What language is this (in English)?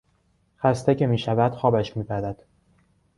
Persian